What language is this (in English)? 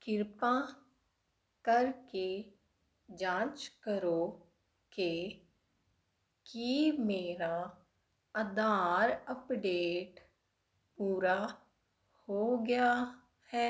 Punjabi